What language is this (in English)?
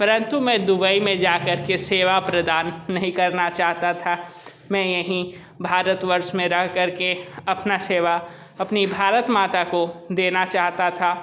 Hindi